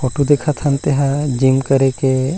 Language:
Chhattisgarhi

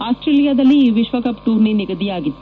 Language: Kannada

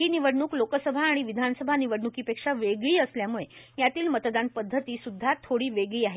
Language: Marathi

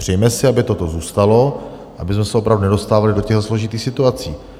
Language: Czech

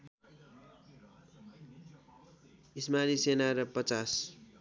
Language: Nepali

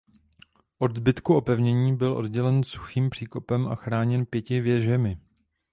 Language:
Czech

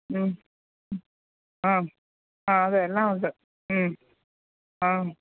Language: Malayalam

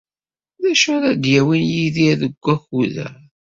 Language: Kabyle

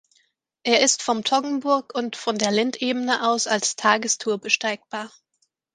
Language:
German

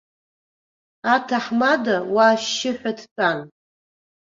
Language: Abkhazian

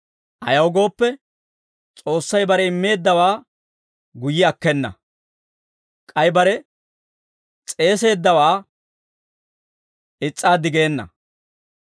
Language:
Dawro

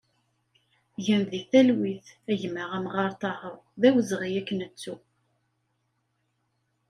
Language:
Kabyle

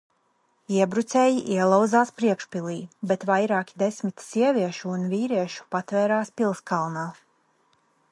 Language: Latvian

